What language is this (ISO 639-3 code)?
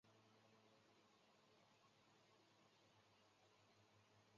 zho